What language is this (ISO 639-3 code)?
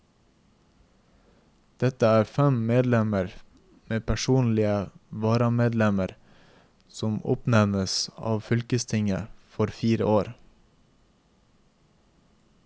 nor